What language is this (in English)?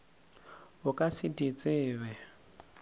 Northern Sotho